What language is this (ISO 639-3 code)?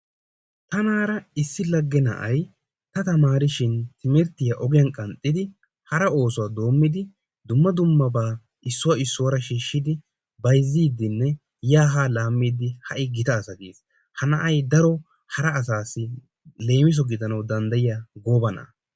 wal